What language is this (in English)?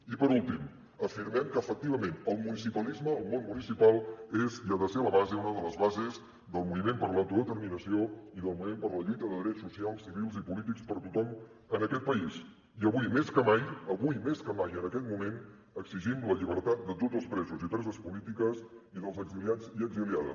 Catalan